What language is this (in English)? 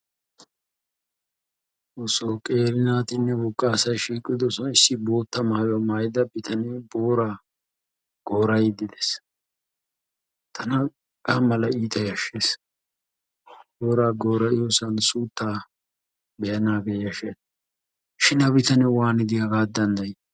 Wolaytta